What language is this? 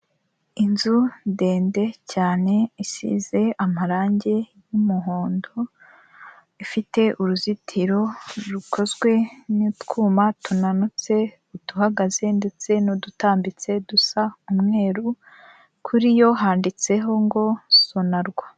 Kinyarwanda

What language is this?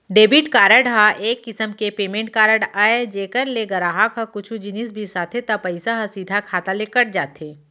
Chhattisgarhi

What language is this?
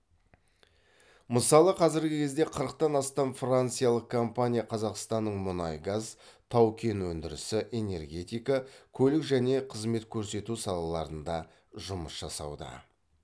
Kazakh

